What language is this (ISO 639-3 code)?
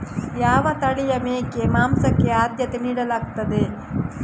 kan